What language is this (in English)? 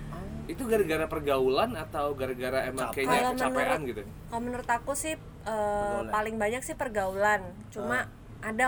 Indonesian